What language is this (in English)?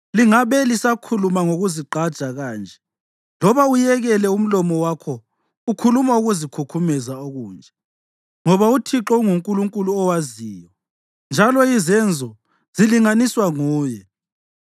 North Ndebele